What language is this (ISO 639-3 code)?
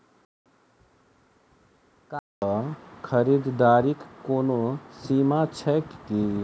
mai